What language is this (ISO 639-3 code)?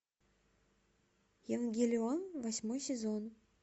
rus